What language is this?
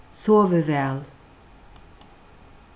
Faroese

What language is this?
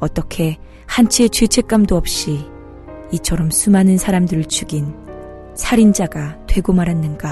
Korean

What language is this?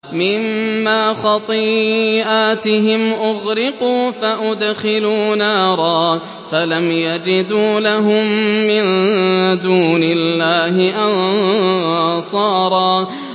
Arabic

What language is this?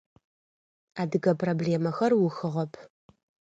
Adyghe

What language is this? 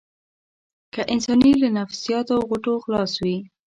Pashto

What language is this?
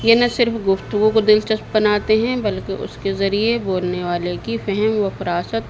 Urdu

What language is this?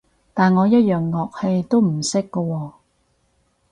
Cantonese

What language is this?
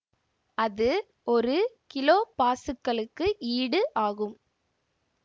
Tamil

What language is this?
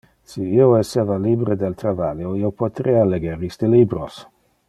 Interlingua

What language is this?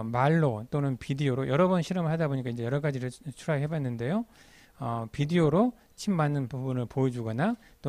Korean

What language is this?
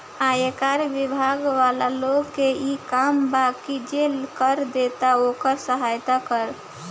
Bhojpuri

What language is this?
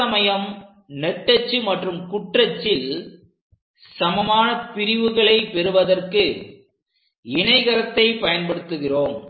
Tamil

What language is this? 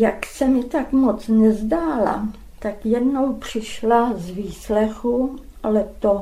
Czech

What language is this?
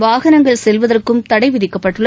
Tamil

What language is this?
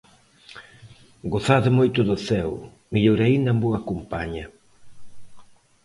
Galician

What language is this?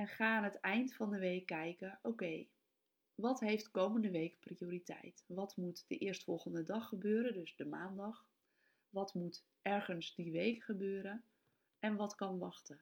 Dutch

